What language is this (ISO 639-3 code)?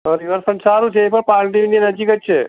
guj